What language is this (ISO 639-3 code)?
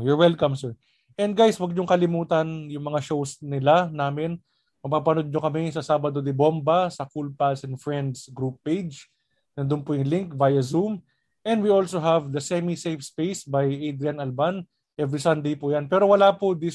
fil